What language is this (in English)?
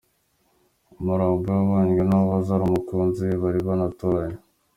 Kinyarwanda